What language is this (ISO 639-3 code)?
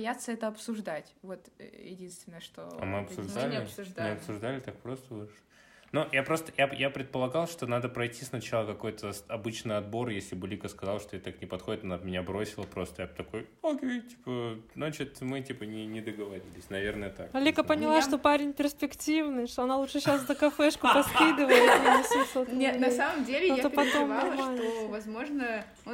rus